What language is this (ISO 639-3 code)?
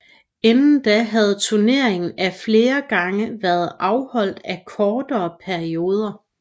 dan